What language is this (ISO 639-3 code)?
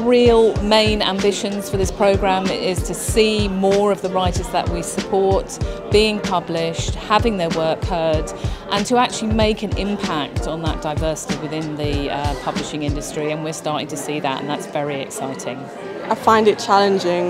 eng